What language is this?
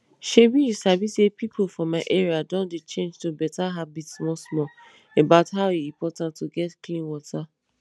Nigerian Pidgin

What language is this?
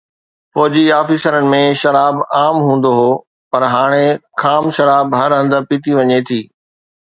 Sindhi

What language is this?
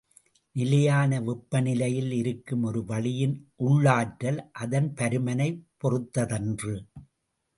Tamil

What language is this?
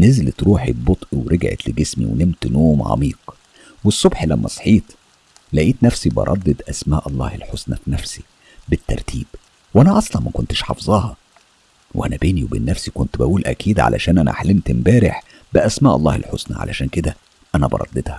Arabic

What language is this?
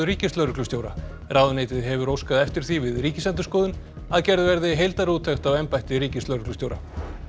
Icelandic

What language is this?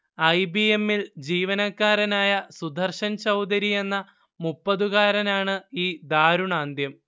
Malayalam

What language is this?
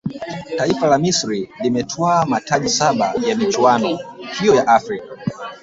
Swahili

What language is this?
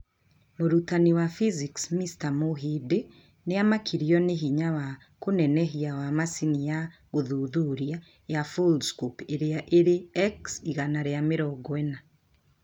Kikuyu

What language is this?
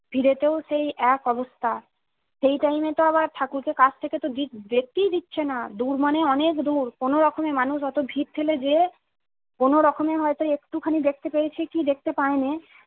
Bangla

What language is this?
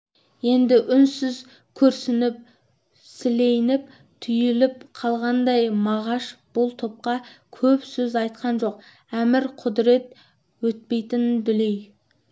Kazakh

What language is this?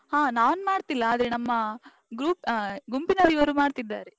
Kannada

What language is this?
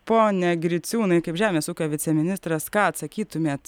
Lithuanian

